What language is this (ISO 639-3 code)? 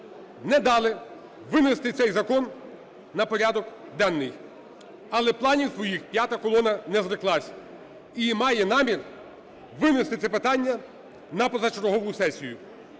ukr